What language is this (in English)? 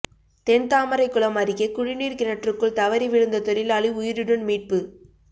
Tamil